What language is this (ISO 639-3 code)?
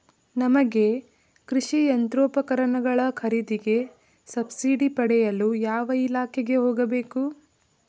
kan